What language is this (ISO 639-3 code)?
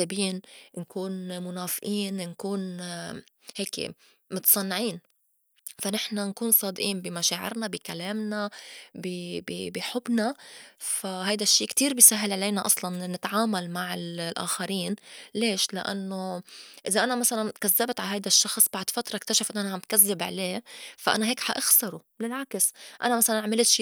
apc